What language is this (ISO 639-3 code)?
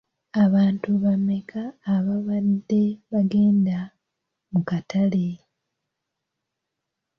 lug